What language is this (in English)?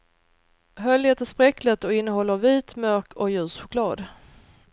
Swedish